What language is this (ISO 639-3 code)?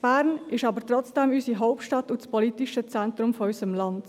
gsw